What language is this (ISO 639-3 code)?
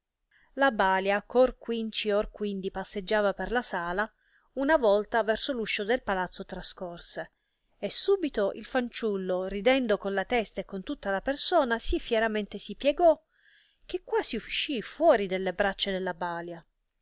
ita